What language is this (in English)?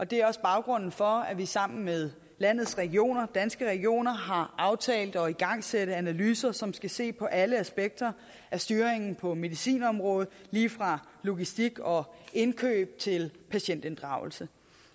Danish